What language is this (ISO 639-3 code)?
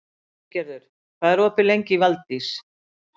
isl